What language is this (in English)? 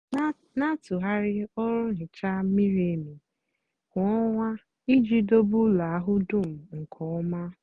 Igbo